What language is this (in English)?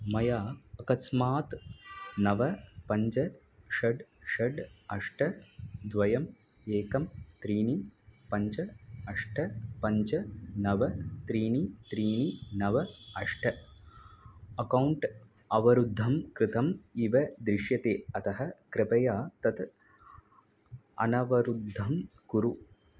Sanskrit